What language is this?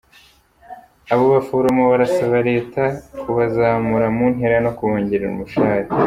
Kinyarwanda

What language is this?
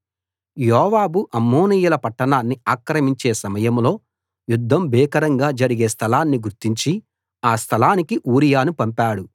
Telugu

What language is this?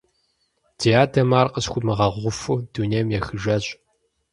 Kabardian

